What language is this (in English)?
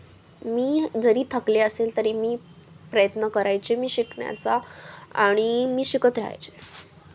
Marathi